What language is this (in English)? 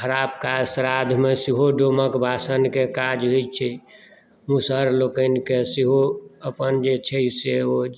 Maithili